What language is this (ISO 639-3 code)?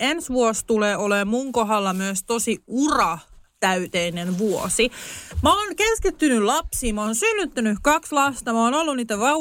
fin